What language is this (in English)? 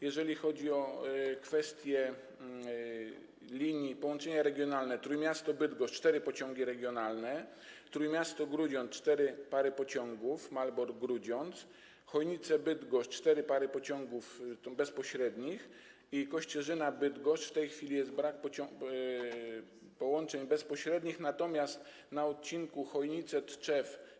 Polish